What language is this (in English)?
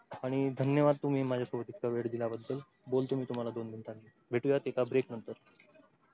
Marathi